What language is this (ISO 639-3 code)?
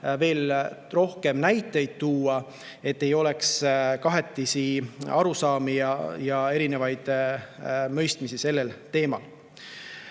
est